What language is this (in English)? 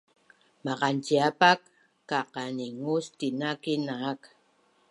Bunun